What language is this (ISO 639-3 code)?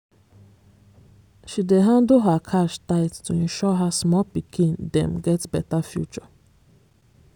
pcm